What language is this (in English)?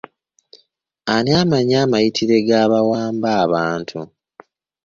Ganda